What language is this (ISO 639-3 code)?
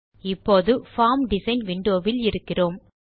tam